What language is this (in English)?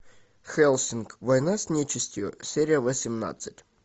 Russian